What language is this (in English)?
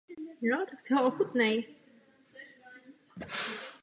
Czech